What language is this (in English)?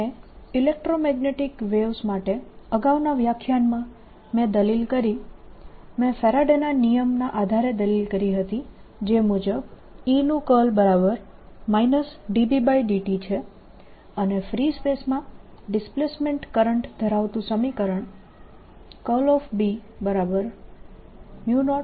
Gujarati